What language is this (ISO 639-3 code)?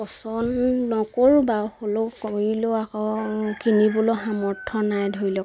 asm